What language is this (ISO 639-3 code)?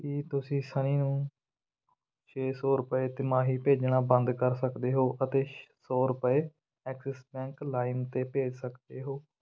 pan